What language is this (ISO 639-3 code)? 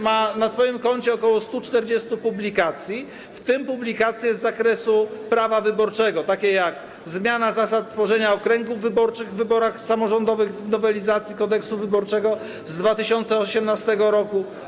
pol